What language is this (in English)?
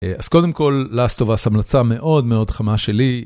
Hebrew